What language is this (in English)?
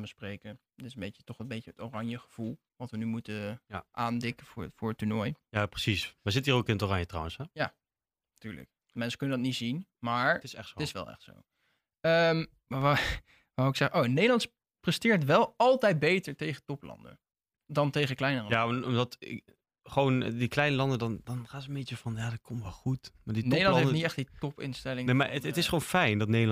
Dutch